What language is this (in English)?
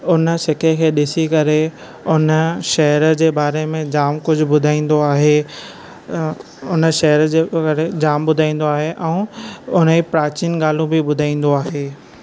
Sindhi